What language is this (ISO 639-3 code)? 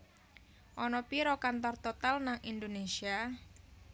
jav